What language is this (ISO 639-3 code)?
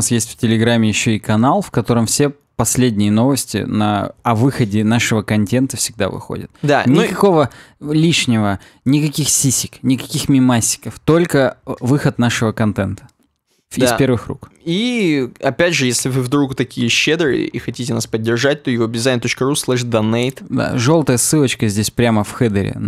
rus